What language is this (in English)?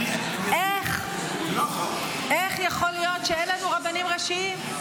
Hebrew